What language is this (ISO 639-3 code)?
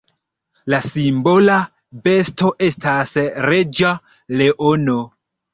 epo